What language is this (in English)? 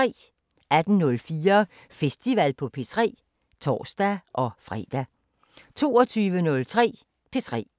Danish